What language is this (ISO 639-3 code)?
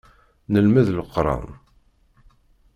kab